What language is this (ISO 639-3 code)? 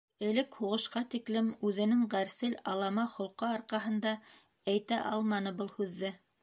bak